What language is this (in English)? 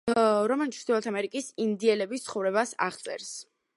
Georgian